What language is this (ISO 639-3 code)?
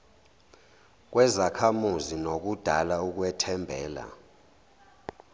zul